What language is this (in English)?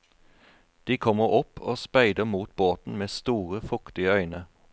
Norwegian